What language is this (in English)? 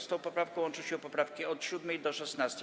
Polish